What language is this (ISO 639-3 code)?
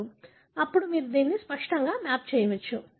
tel